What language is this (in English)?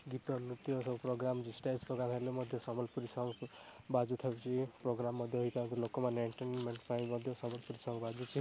Odia